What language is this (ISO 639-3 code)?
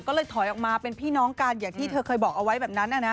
tha